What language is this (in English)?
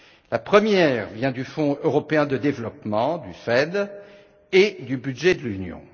French